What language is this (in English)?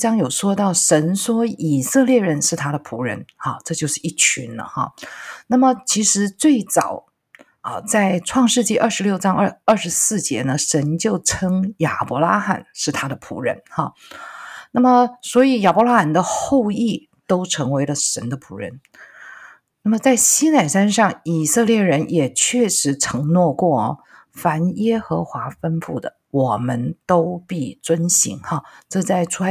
Chinese